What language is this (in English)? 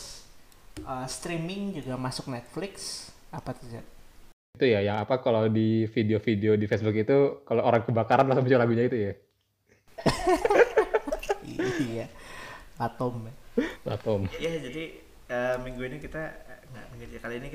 Indonesian